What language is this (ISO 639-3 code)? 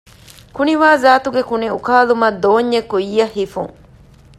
div